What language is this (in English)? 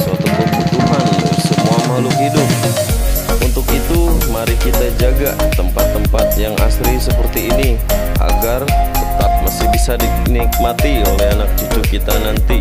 Indonesian